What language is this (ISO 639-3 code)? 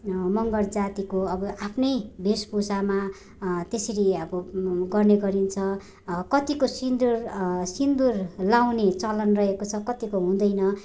nep